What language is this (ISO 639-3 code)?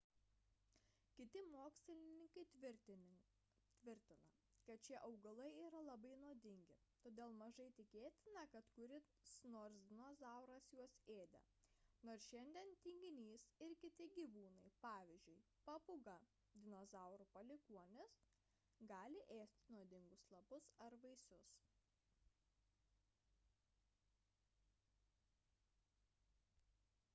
lit